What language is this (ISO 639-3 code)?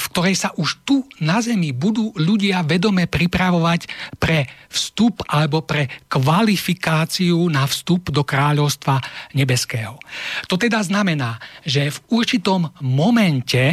slk